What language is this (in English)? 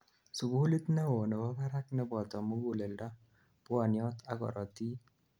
Kalenjin